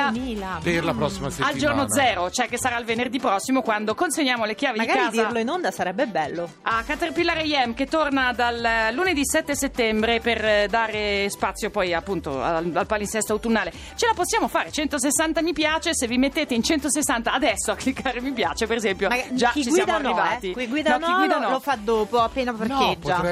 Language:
Italian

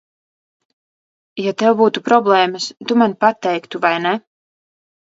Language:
Latvian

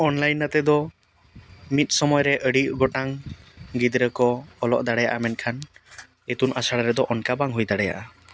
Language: Santali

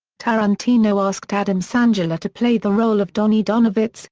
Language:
English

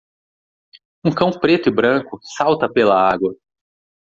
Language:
Portuguese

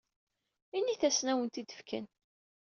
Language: Kabyle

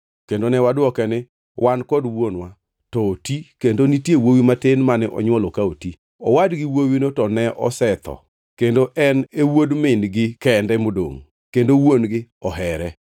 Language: Luo (Kenya and Tanzania)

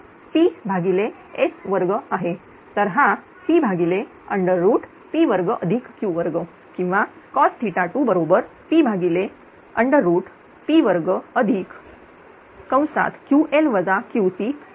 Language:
Marathi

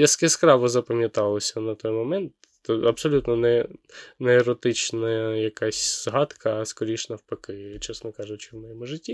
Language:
Ukrainian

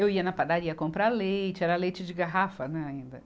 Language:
Portuguese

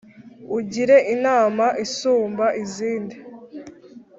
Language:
Kinyarwanda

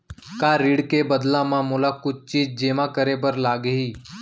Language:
Chhattisgarhi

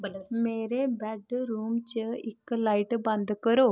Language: Dogri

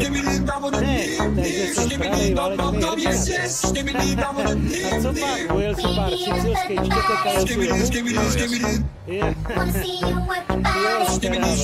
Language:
Czech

